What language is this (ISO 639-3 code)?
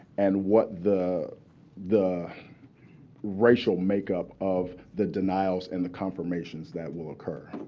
eng